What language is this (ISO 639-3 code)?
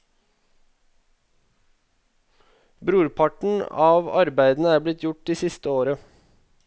nor